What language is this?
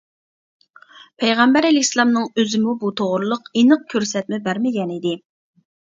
Uyghur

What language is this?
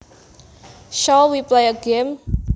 Javanese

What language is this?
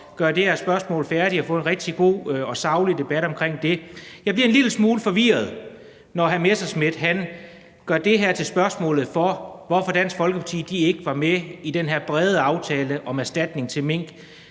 Danish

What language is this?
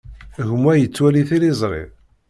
Kabyle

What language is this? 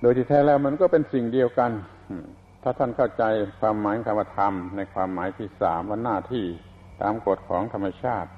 Thai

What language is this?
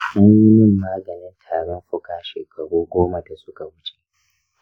Hausa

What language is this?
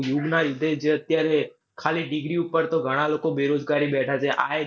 Gujarati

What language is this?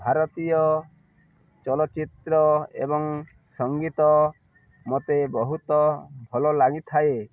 Odia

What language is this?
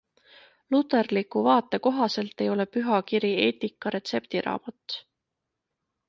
Estonian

